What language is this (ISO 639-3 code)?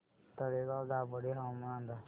mar